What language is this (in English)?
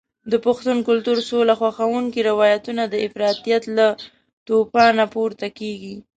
Pashto